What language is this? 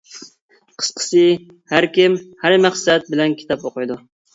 Uyghur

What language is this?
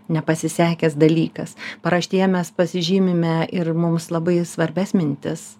Lithuanian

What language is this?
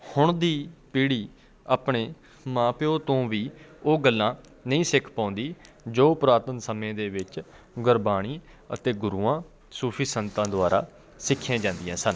Punjabi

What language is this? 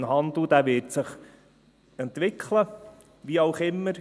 Swiss German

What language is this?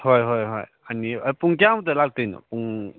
Manipuri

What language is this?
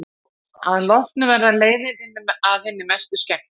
Icelandic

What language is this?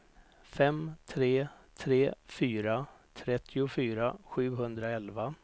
Swedish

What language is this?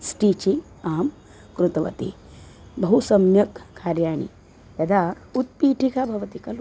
Sanskrit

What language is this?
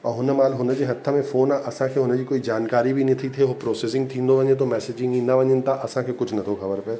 Sindhi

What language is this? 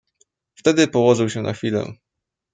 Polish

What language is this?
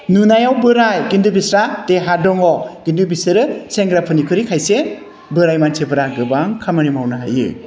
Bodo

